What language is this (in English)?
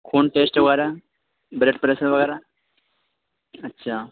Urdu